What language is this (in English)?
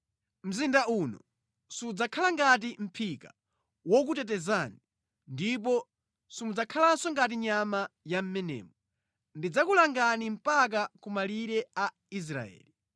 Nyanja